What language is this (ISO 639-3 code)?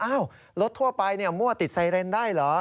tha